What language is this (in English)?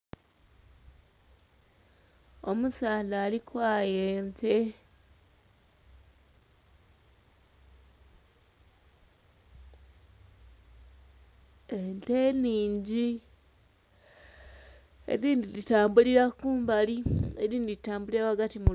Soga